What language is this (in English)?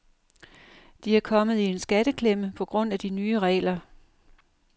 Danish